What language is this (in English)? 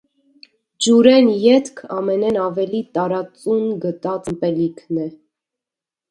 Armenian